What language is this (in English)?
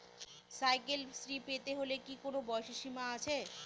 Bangla